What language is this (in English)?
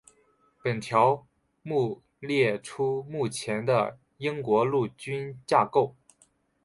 Chinese